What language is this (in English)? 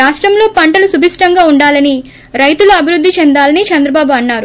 Telugu